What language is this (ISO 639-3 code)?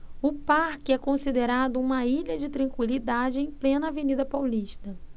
por